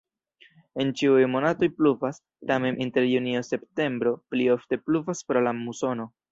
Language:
Esperanto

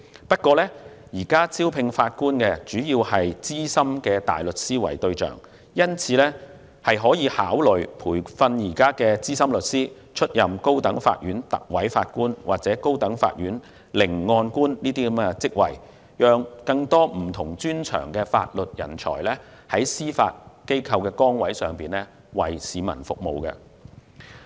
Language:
Cantonese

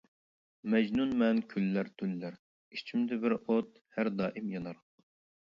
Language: Uyghur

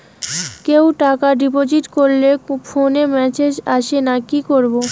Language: Bangla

